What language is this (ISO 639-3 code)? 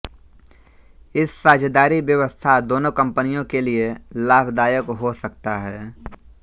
hin